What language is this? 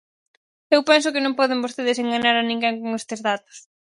Galician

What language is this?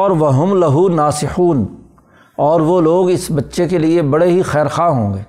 Urdu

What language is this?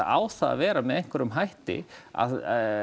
Icelandic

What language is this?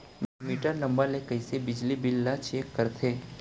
Chhattisgarhi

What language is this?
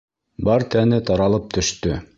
Bashkir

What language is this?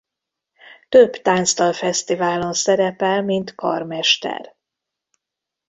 Hungarian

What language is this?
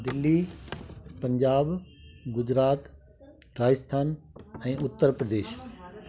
Sindhi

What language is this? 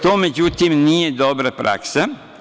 Serbian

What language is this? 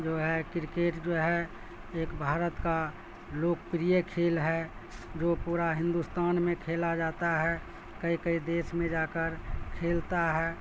Urdu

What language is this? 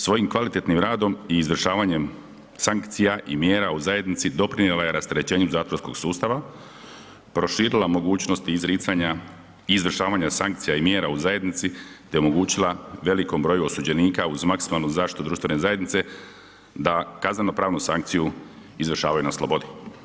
Croatian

